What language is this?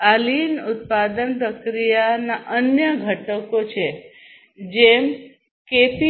Gujarati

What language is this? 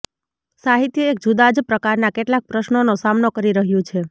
Gujarati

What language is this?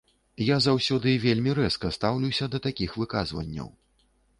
Belarusian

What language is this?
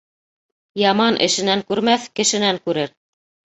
Bashkir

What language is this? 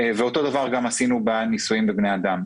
Hebrew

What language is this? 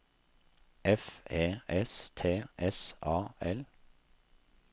Norwegian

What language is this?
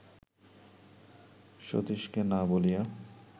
Bangla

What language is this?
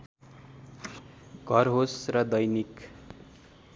Nepali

